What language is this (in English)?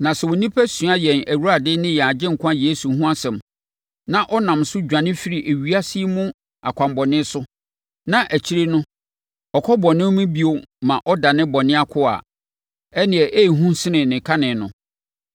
Akan